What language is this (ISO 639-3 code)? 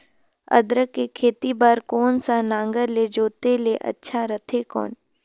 hne